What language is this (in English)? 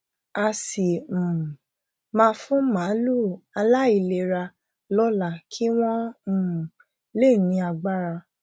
Yoruba